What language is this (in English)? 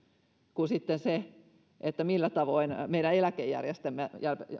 Finnish